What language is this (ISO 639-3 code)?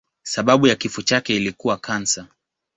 swa